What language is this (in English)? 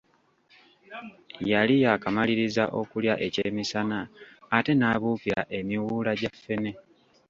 Ganda